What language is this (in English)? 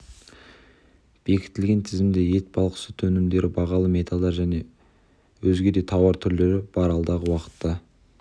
Kazakh